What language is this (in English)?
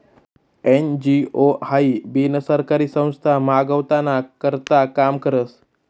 Marathi